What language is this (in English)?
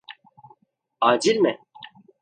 Turkish